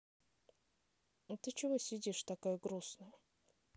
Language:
Russian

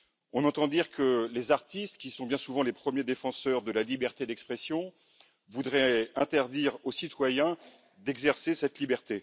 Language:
French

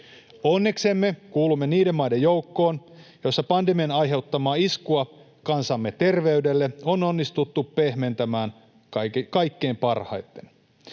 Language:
Finnish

